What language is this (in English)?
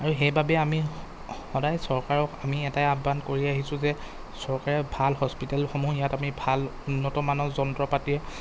Assamese